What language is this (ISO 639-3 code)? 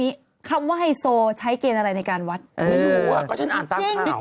tha